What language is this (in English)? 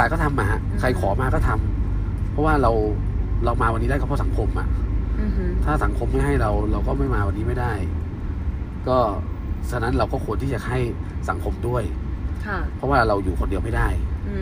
Thai